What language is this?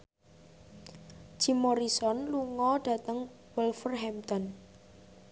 Javanese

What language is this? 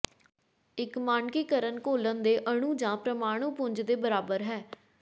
Punjabi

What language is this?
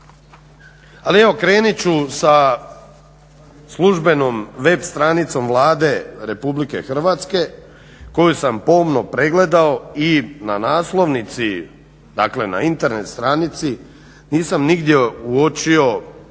Croatian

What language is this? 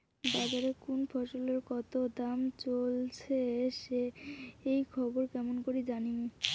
Bangla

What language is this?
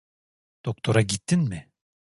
Turkish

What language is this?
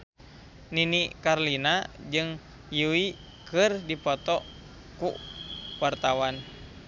Sundanese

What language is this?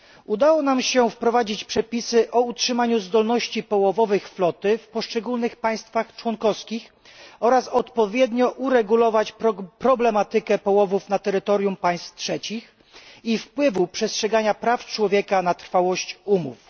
Polish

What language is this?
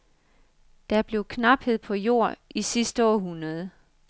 Danish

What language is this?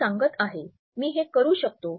Marathi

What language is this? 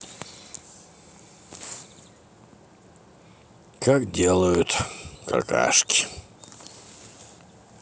Russian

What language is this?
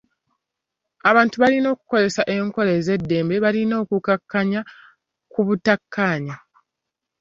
Ganda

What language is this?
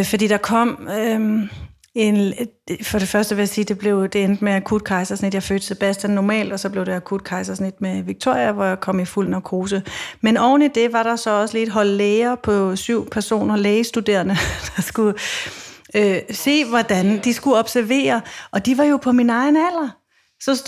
Danish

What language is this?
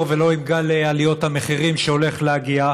Hebrew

